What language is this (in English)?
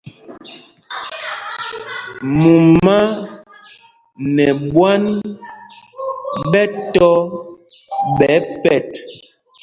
Mpumpong